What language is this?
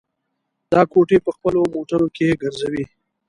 Pashto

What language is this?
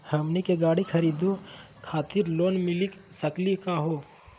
Magahi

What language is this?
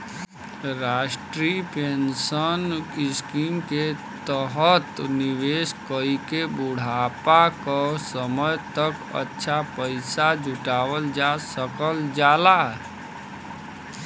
Bhojpuri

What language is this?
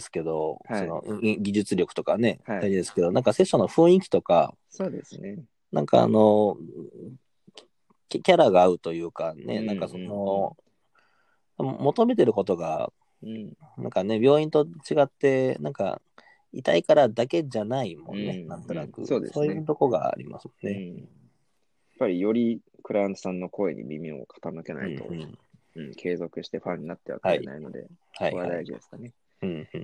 Japanese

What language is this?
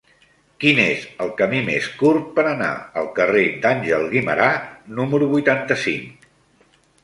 Catalan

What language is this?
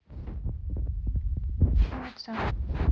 Russian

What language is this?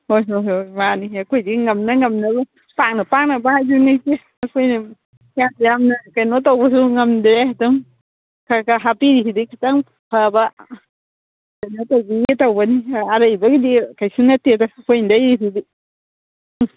Manipuri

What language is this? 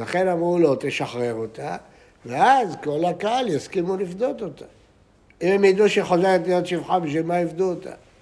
Hebrew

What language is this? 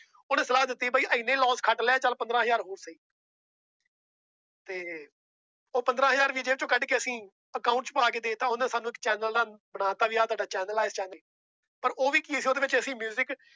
Punjabi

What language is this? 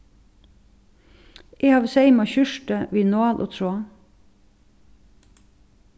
Faroese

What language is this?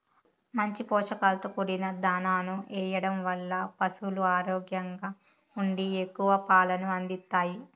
Telugu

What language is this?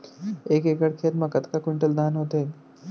Chhattisgarhi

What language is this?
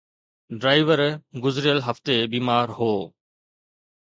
Sindhi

